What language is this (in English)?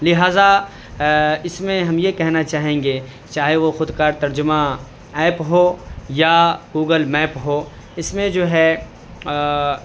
Urdu